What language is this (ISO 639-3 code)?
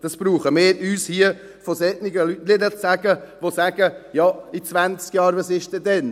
gsw